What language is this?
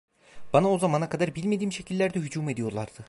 Turkish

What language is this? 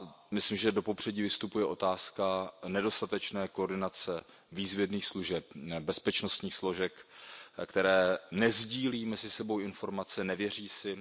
Czech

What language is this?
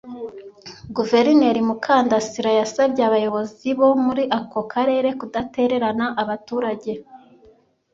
Kinyarwanda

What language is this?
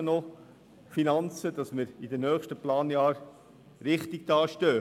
Swiss German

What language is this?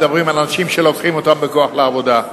Hebrew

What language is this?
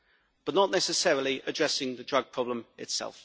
English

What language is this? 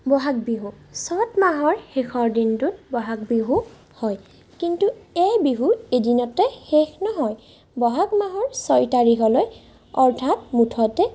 Assamese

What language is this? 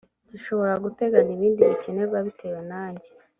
Kinyarwanda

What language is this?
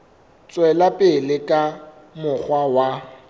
Southern Sotho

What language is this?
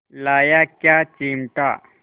Hindi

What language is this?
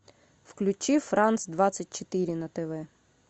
Russian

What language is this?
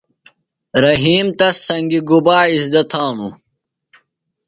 Phalura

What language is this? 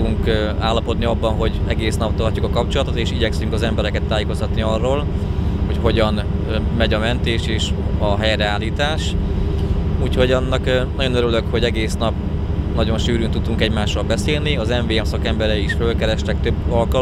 Hungarian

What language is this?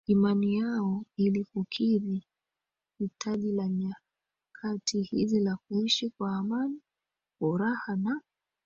Swahili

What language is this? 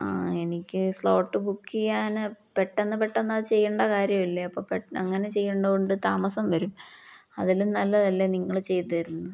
Malayalam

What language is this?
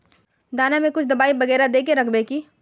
Magahi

